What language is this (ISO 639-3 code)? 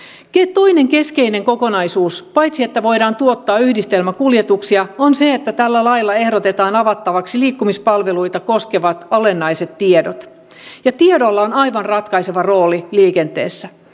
fin